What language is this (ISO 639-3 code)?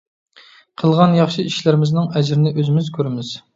uig